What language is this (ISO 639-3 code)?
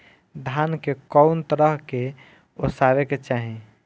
bho